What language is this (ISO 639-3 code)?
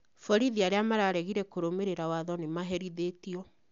kik